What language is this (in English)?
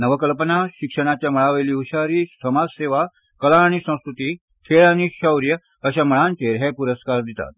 Konkani